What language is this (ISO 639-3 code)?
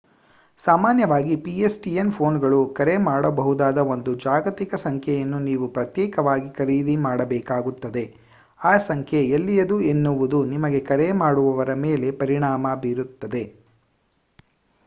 kan